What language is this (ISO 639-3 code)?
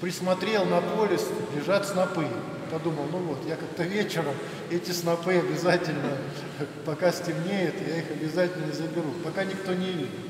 rus